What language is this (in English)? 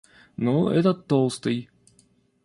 Russian